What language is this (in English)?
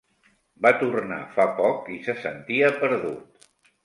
Catalan